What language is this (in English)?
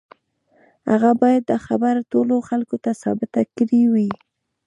Pashto